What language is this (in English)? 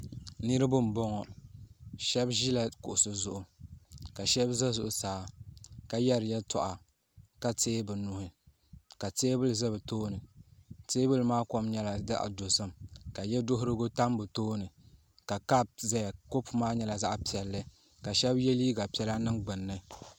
Dagbani